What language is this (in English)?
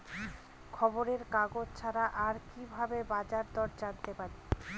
Bangla